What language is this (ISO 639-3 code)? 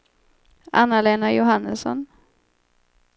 swe